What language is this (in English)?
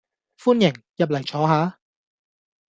Cantonese